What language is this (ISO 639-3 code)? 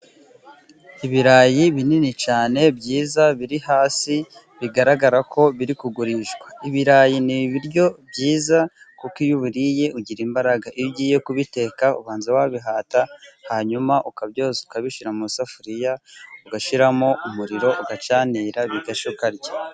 kin